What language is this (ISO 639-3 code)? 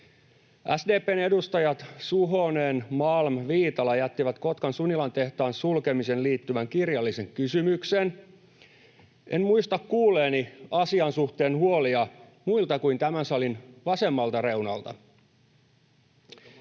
fin